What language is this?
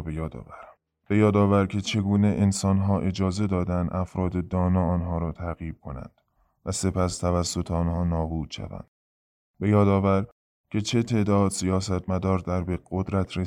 Persian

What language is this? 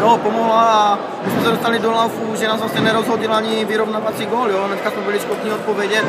Czech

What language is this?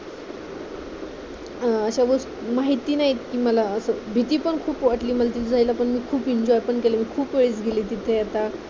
Marathi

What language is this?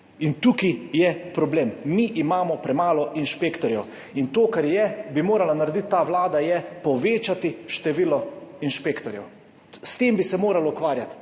Slovenian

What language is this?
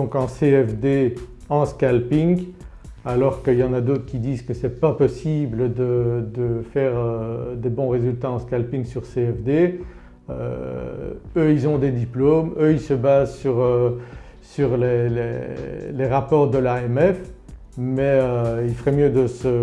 French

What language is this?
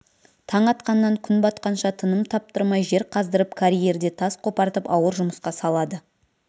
Kazakh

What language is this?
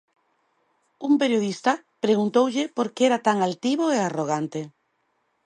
Galician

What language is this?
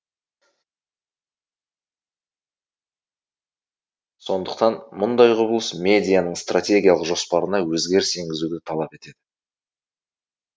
Kazakh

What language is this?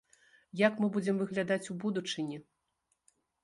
Belarusian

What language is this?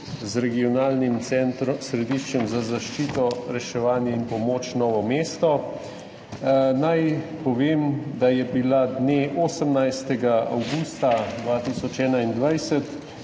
Slovenian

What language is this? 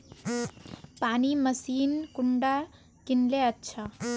Magahi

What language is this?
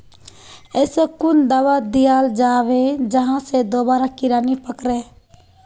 Magahi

